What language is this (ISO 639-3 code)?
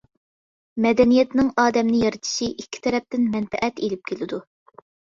uig